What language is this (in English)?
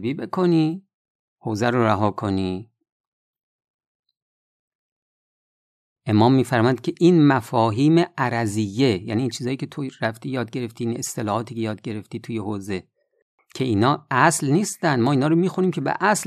Persian